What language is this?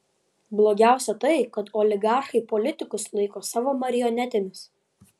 Lithuanian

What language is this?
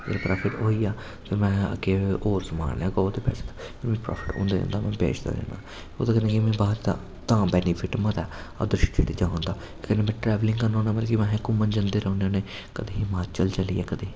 Dogri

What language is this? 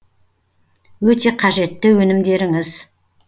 Kazakh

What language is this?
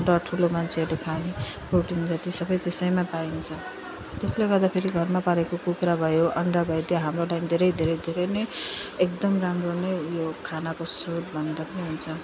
Nepali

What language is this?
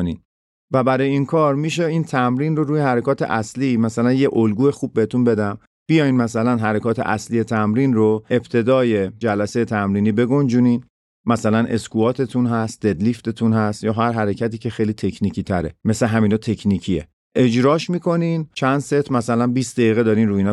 Persian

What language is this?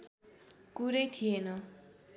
Nepali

